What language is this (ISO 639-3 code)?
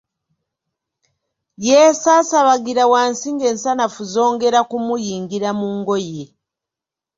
lug